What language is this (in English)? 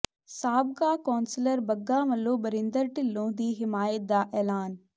Punjabi